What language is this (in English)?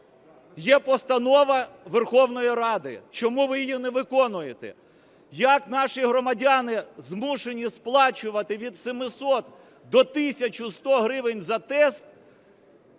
Ukrainian